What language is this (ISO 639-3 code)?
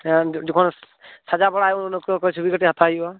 sat